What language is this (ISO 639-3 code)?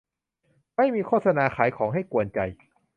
tha